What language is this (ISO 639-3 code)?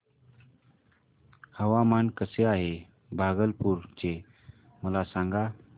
mar